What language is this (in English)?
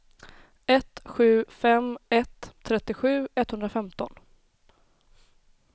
Swedish